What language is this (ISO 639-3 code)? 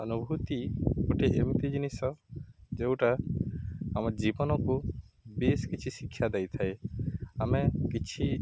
ori